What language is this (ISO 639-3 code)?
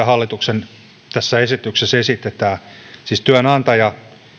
fin